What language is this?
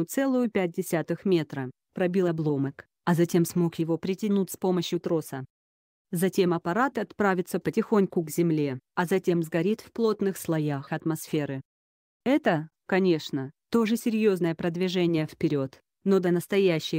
Russian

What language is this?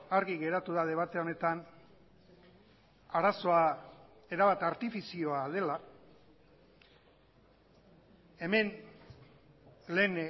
Basque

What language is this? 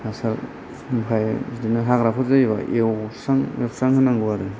Bodo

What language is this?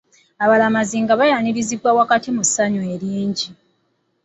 Ganda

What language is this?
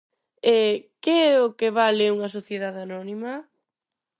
Galician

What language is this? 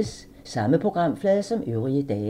Danish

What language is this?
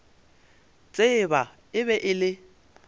Northern Sotho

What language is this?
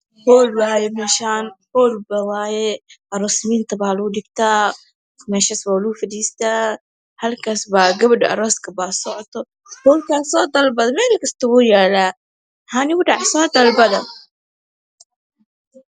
Somali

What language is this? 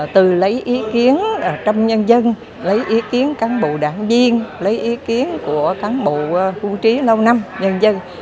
Vietnamese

